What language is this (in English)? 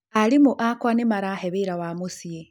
Kikuyu